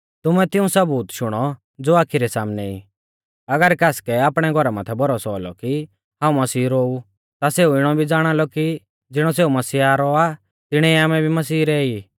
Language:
Mahasu Pahari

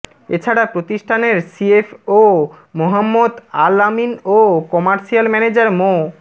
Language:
Bangla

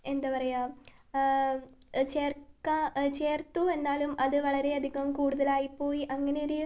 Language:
Malayalam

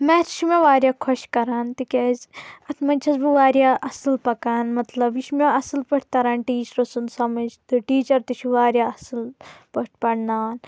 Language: Kashmiri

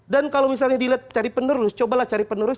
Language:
Indonesian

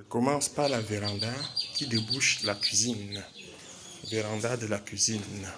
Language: French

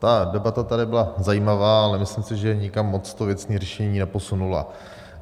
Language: Czech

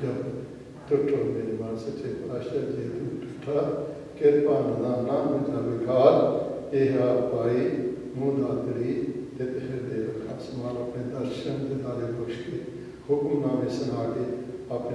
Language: Turkish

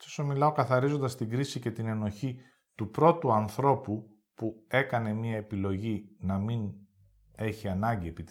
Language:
Greek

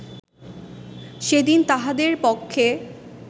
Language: Bangla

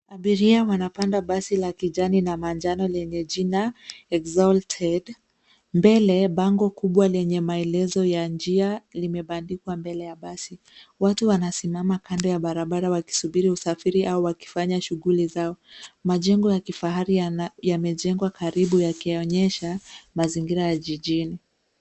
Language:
Swahili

